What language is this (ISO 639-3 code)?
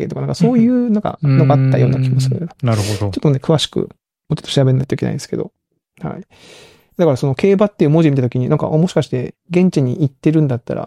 jpn